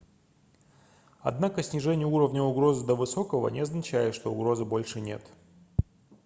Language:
Russian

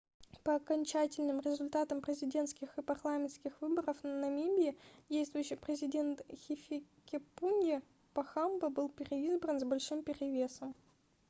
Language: Russian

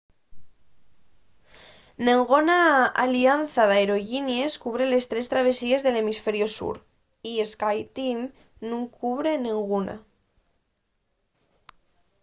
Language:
Asturian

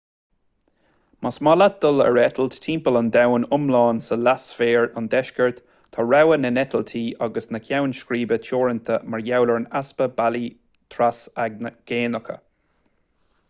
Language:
Irish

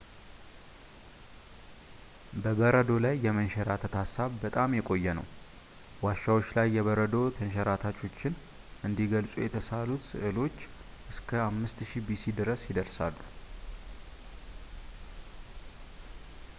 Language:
Amharic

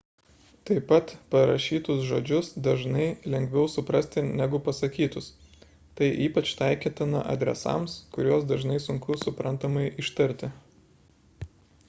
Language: Lithuanian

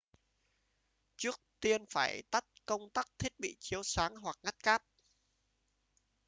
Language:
Vietnamese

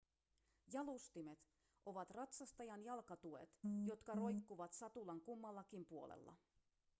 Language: Finnish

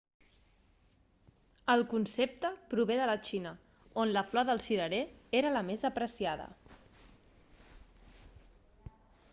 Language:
Catalan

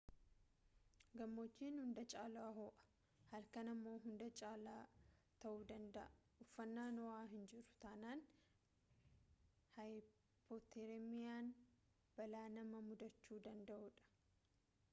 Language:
Oromo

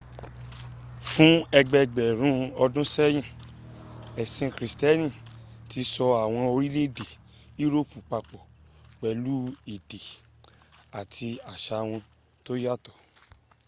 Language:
Yoruba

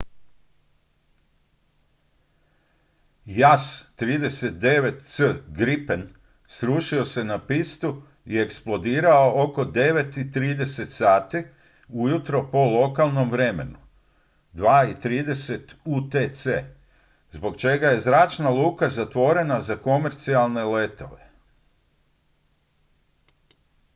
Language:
Croatian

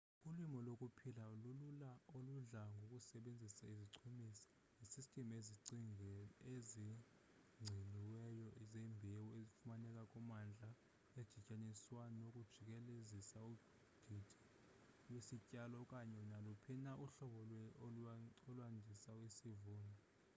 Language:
Xhosa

